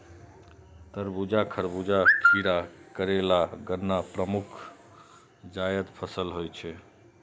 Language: Maithili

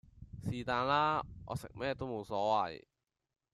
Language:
Cantonese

